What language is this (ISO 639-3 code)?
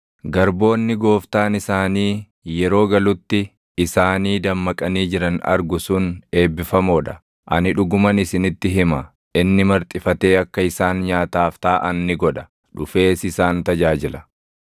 orm